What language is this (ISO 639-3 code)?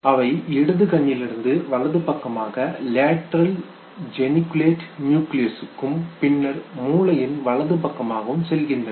tam